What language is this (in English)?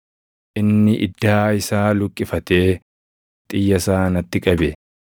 Oromo